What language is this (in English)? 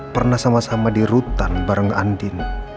Indonesian